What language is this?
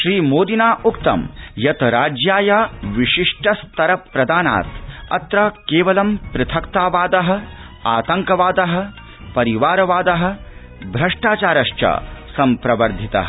Sanskrit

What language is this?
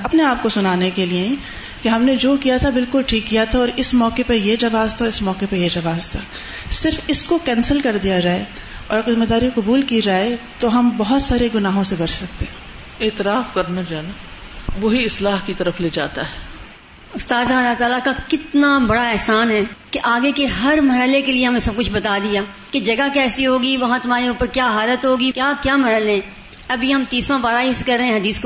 Urdu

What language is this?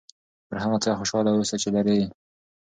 Pashto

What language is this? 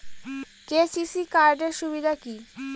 Bangla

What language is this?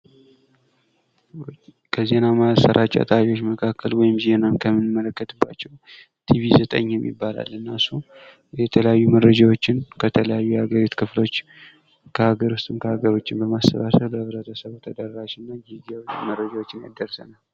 Amharic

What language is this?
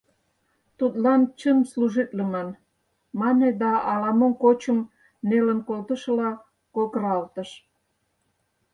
Mari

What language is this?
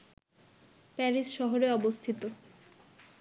Bangla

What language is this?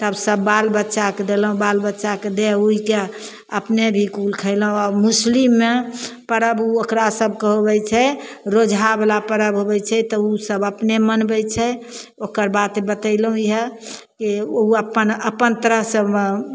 Maithili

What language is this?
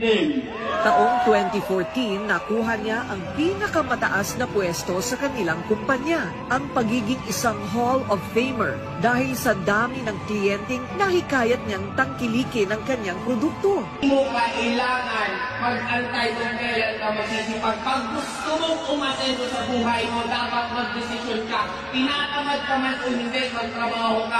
Filipino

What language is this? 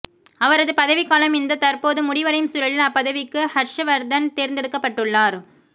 Tamil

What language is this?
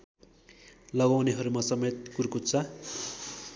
Nepali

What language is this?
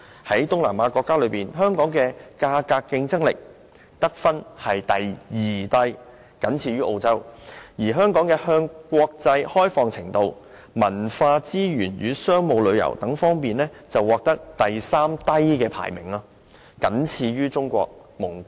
Cantonese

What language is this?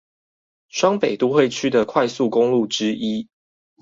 Chinese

